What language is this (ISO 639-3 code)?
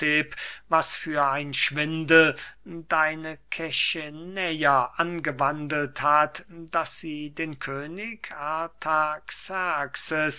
deu